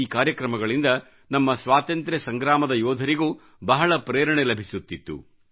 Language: Kannada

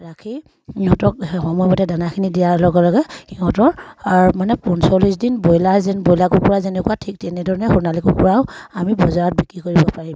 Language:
Assamese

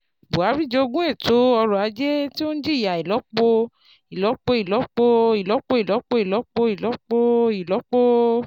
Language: Yoruba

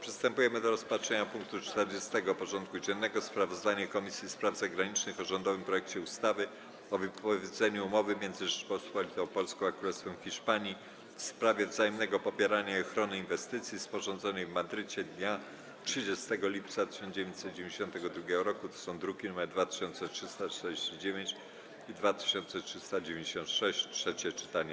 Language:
Polish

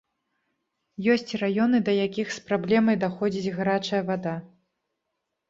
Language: Belarusian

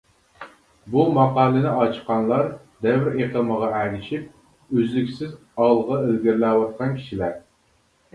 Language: Uyghur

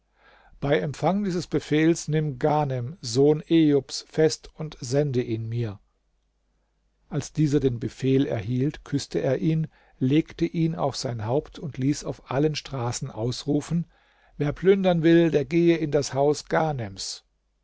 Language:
German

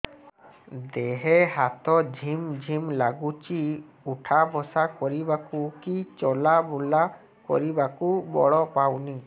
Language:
Odia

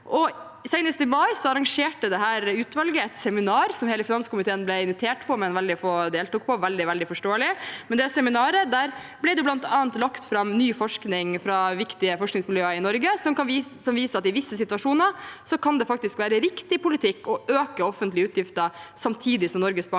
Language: Norwegian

